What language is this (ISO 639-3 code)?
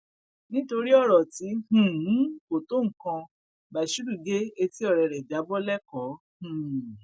yor